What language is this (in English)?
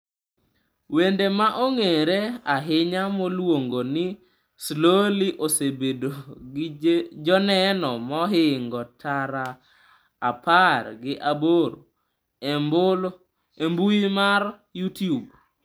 Luo (Kenya and Tanzania)